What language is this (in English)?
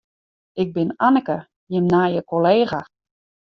Western Frisian